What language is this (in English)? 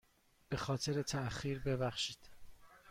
Persian